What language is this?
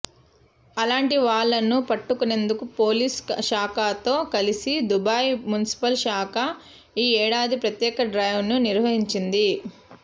Telugu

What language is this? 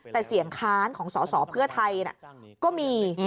Thai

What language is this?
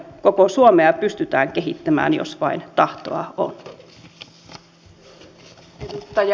Finnish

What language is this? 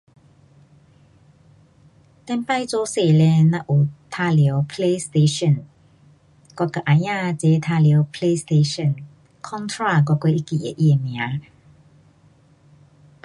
Pu-Xian Chinese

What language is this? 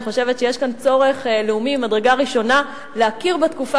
Hebrew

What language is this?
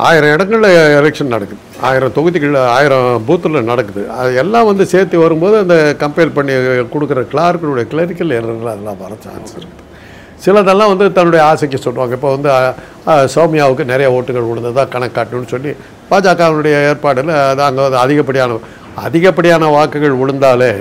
Tamil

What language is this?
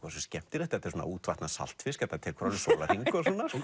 Icelandic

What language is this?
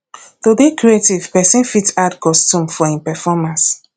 Nigerian Pidgin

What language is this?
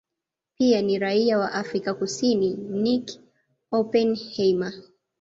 Swahili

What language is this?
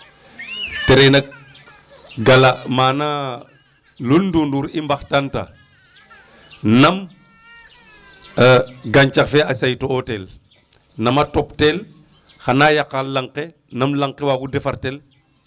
Serer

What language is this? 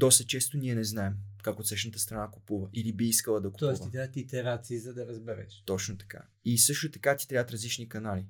Bulgarian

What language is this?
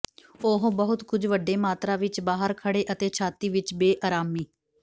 Punjabi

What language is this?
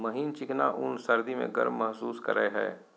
Magahi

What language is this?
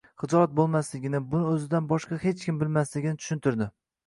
Uzbek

